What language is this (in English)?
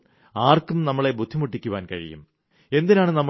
Malayalam